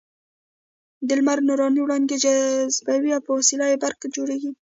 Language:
Pashto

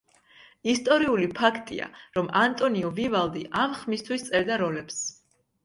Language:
Georgian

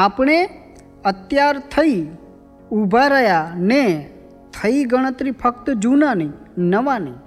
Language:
Gujarati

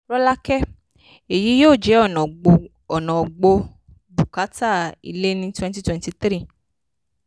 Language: Yoruba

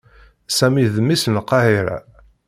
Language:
Kabyle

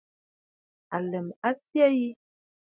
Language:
Bafut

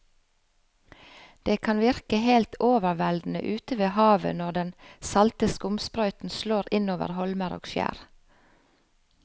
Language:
Norwegian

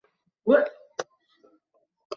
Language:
Bangla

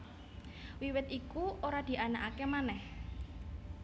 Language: Javanese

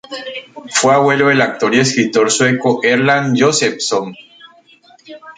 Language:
Spanish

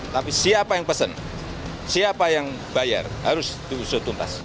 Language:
Indonesian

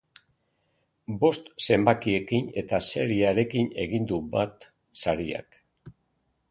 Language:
Basque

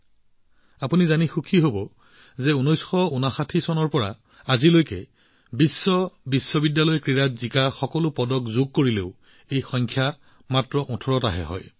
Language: Assamese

